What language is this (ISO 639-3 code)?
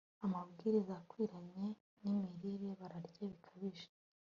kin